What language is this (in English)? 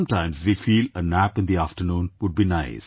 English